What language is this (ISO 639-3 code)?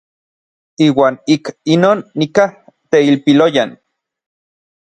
nlv